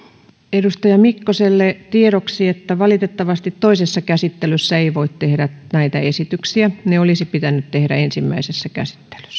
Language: Finnish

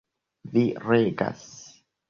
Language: Esperanto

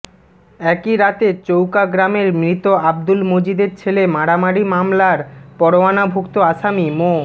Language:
Bangla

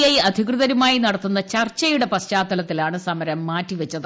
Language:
Malayalam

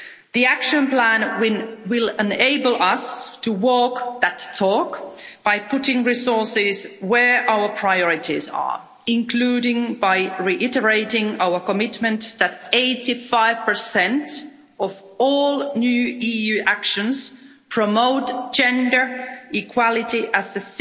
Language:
English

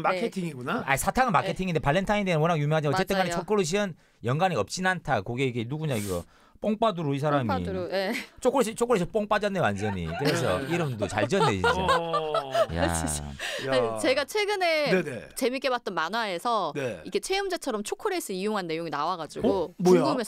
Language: Korean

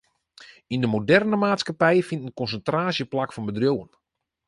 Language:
Western Frisian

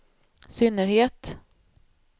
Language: Swedish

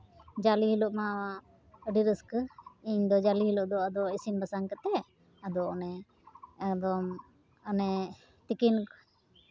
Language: Santali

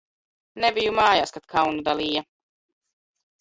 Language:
Latvian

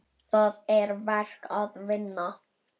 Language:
Icelandic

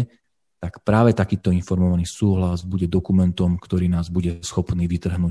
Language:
Slovak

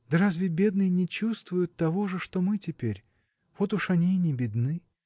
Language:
Russian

